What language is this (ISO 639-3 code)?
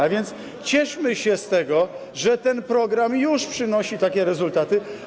pol